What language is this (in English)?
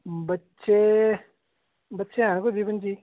Dogri